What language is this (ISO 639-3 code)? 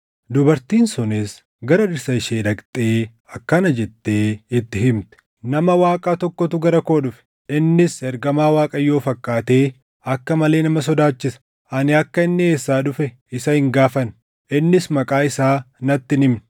orm